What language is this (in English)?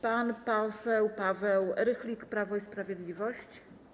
Polish